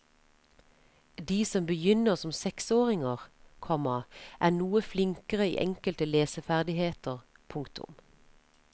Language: Norwegian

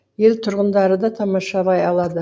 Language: Kazakh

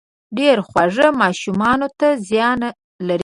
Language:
Pashto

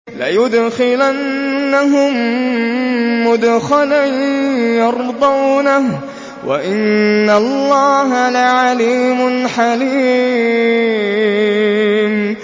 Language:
Arabic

